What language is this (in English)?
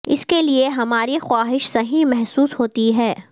Urdu